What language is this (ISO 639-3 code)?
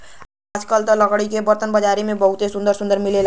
bho